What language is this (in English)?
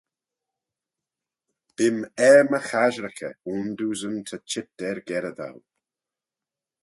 Manx